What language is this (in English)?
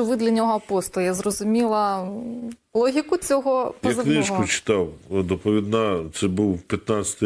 Ukrainian